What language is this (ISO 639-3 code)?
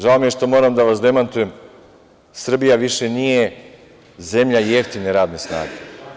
srp